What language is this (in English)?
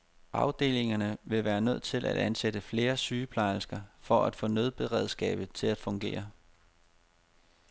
Danish